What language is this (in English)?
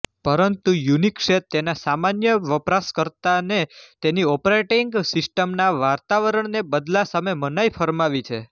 Gujarati